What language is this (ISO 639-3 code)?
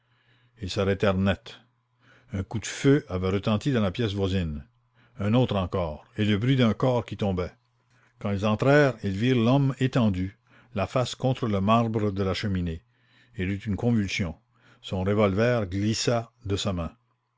fra